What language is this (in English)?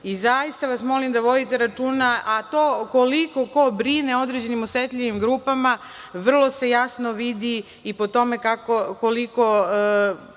Serbian